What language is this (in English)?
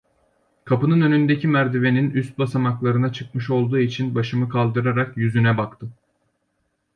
Turkish